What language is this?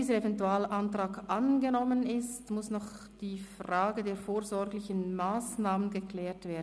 Swiss German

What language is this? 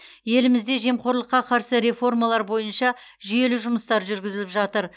Kazakh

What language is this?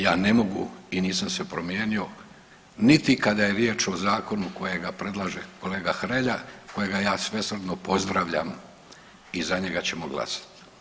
Croatian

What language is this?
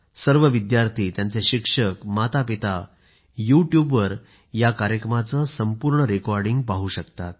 Marathi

